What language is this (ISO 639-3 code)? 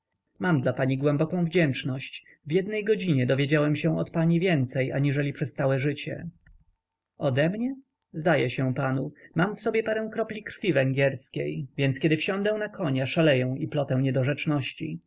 pol